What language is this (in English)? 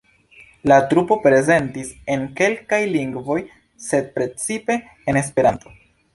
Esperanto